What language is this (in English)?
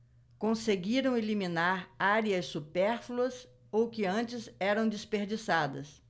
Portuguese